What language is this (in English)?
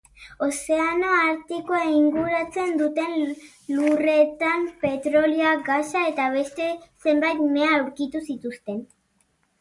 Basque